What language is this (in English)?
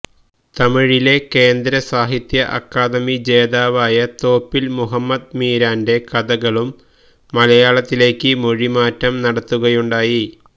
Malayalam